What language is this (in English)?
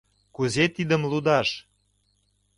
Mari